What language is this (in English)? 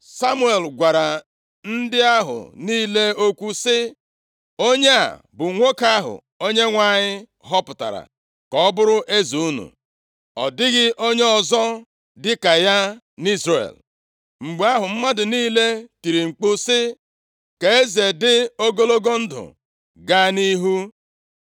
Igbo